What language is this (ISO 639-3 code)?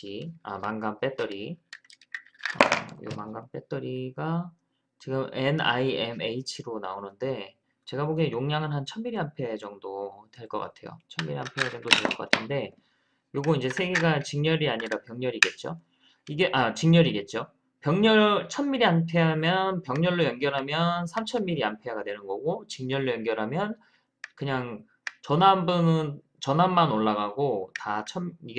kor